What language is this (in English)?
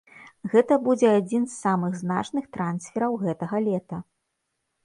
Belarusian